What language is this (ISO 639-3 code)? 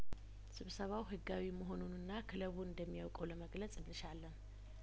amh